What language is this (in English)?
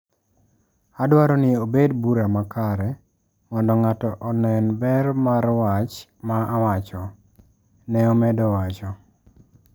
Luo (Kenya and Tanzania)